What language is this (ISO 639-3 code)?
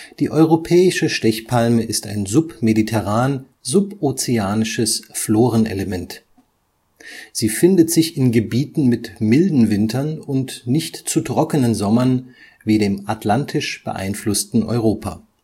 deu